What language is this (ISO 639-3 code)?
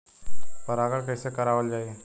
bho